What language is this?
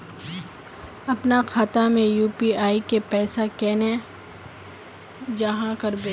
Magahi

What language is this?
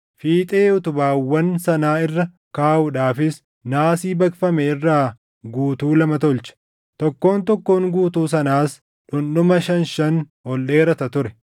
Oromo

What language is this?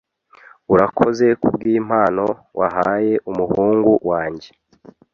Kinyarwanda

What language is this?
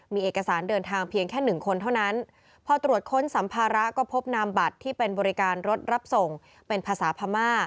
Thai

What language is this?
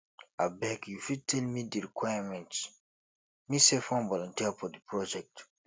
Nigerian Pidgin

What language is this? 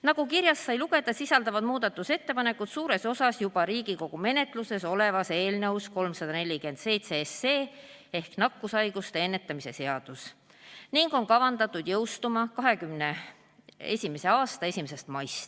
Estonian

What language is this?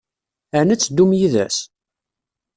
Kabyle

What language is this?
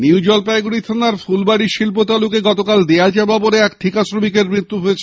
Bangla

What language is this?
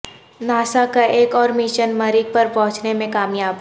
Urdu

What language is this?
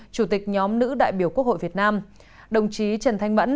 Vietnamese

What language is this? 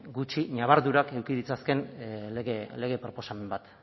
Basque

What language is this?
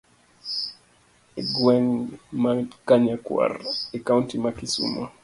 Luo (Kenya and Tanzania)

